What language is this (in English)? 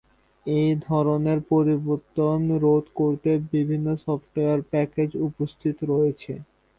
Bangla